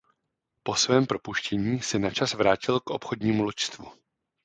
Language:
Czech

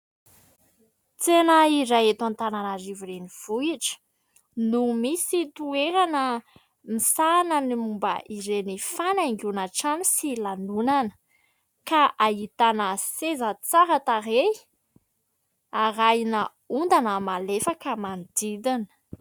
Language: Malagasy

